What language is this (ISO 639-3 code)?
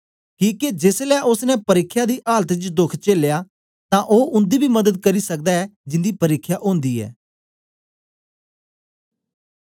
doi